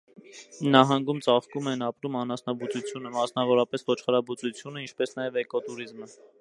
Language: Armenian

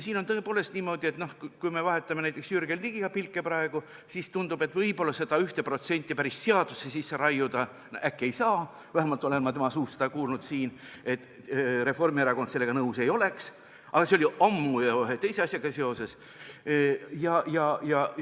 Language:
Estonian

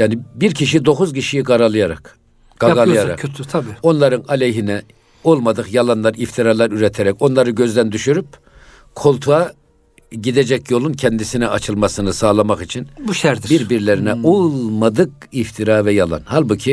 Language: Turkish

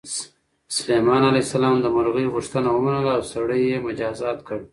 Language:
Pashto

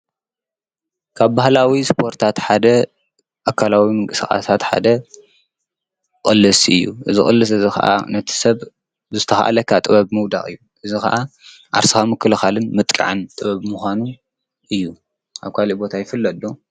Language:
Tigrinya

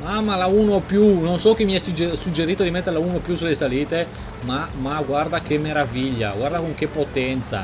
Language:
Italian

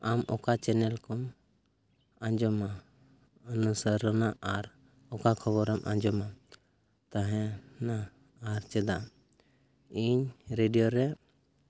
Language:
Santali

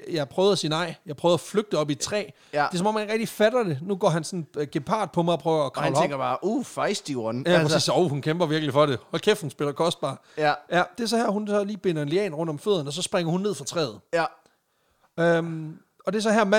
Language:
Danish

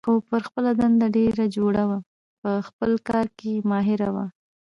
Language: Pashto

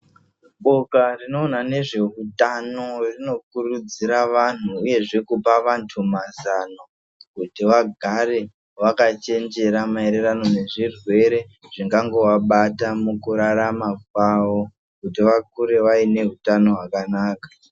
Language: Ndau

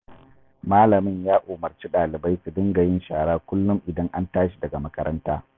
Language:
Hausa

